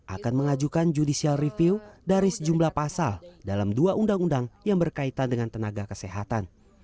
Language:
Indonesian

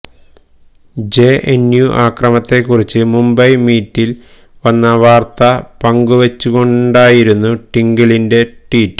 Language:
Malayalam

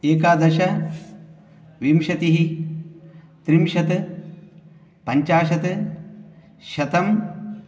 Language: Sanskrit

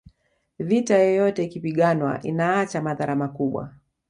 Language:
Swahili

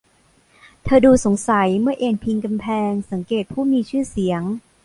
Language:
Thai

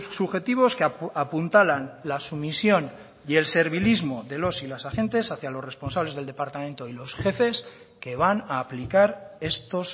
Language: Spanish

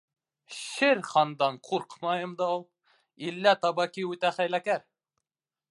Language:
Bashkir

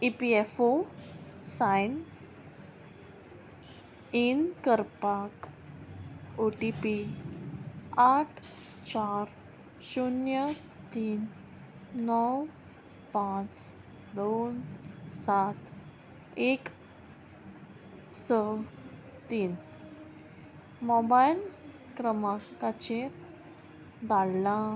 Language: Konkani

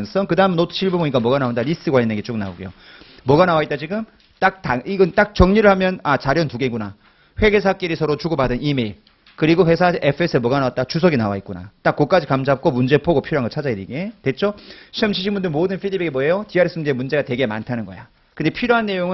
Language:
Korean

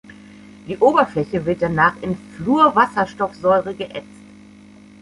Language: German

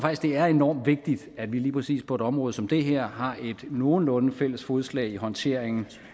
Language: Danish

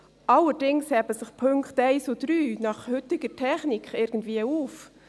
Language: Swiss German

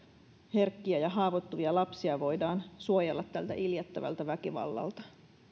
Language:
Finnish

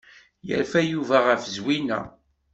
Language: Kabyle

